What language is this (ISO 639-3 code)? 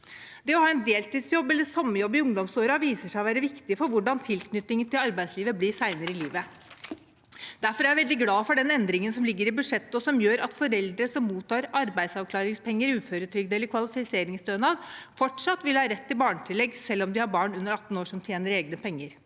nor